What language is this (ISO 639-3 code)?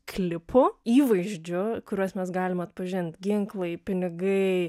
lit